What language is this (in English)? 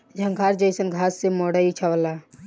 Bhojpuri